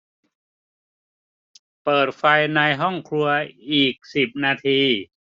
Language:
Thai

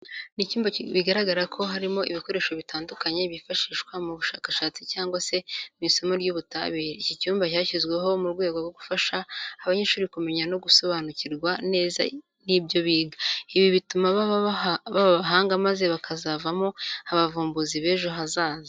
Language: Kinyarwanda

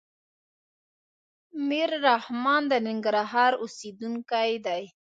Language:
Pashto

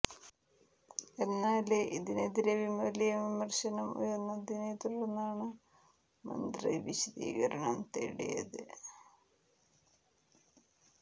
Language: Malayalam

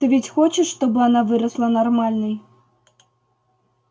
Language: Russian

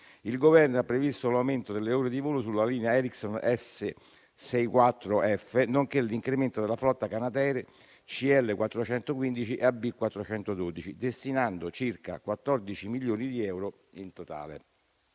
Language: Italian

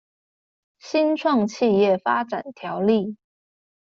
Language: Chinese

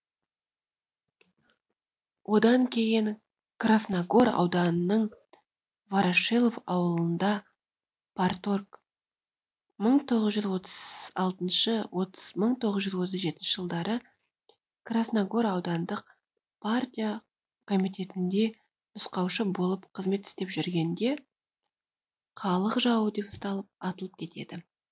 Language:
Kazakh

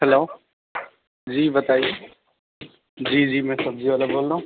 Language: Urdu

